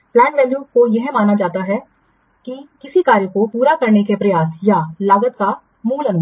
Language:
Hindi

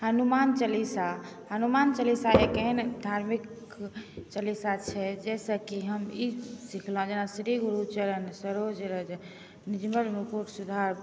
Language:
Maithili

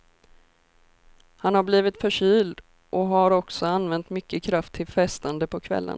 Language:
Swedish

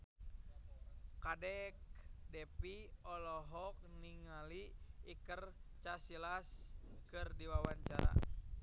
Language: Sundanese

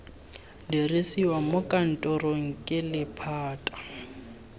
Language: Tswana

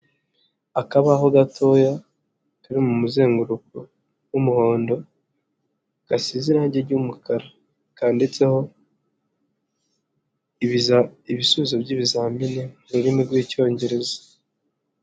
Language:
Kinyarwanda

